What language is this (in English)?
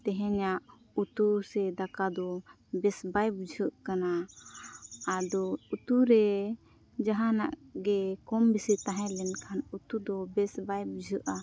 Santali